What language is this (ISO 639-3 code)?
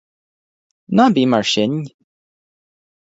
gle